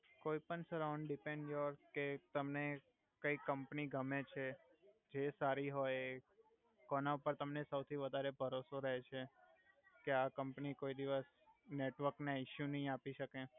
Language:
Gujarati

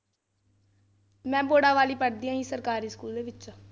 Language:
Punjabi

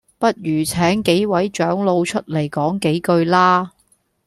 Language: Cantonese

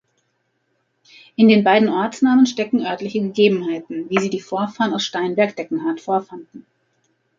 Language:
German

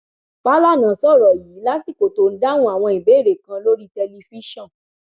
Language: Yoruba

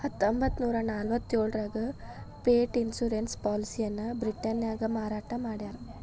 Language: Kannada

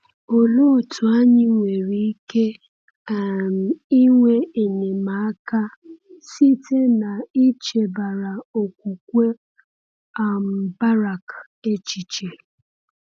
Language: Igbo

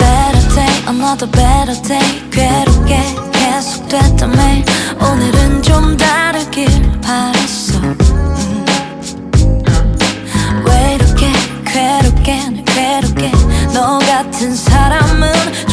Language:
Spanish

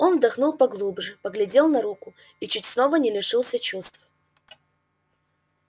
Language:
Russian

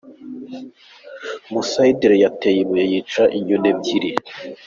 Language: Kinyarwanda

